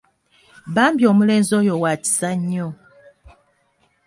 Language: Ganda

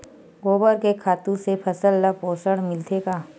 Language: Chhattisgarhi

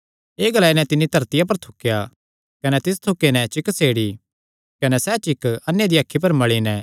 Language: Kangri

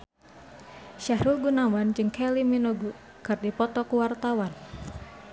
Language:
Sundanese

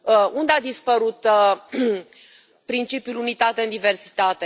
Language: Romanian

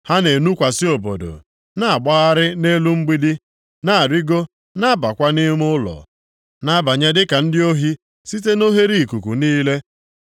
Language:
Igbo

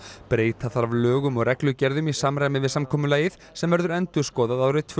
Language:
Icelandic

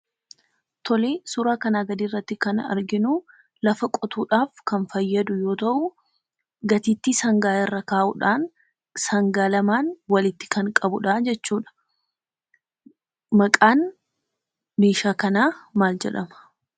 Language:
Oromo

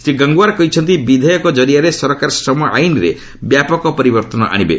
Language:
Odia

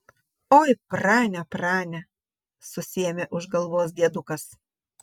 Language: Lithuanian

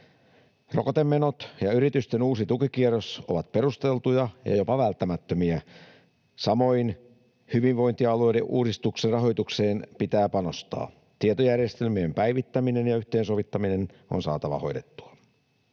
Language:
Finnish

